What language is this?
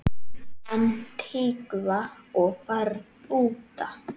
Icelandic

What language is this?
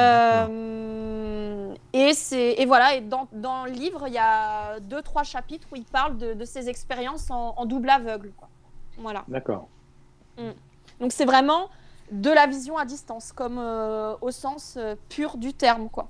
French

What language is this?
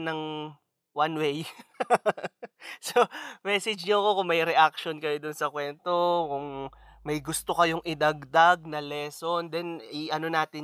Filipino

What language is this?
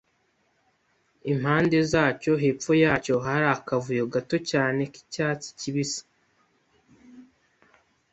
Kinyarwanda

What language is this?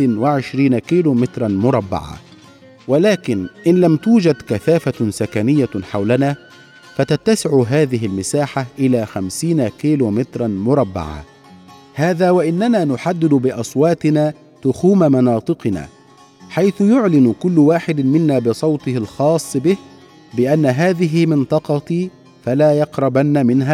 Arabic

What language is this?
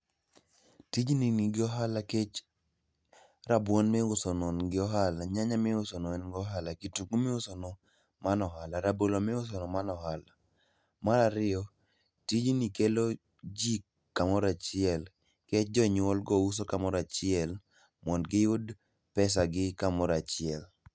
Luo (Kenya and Tanzania)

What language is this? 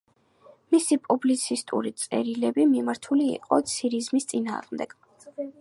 Georgian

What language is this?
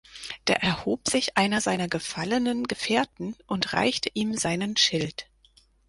German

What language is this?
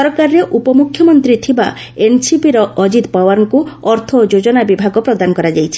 Odia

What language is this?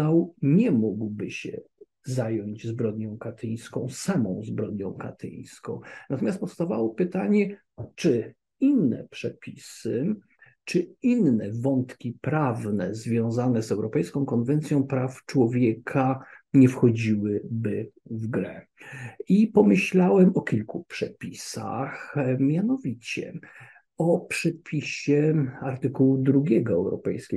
Polish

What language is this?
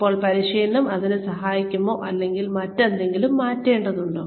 Malayalam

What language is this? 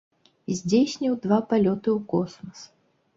Belarusian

